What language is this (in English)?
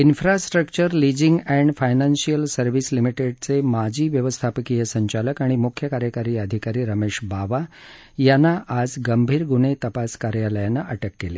Marathi